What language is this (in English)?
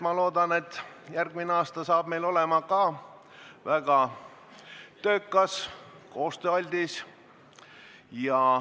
Estonian